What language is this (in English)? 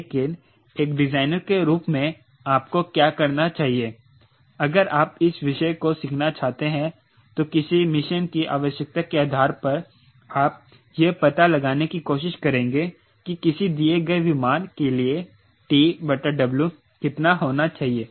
Hindi